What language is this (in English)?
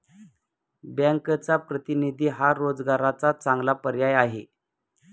Marathi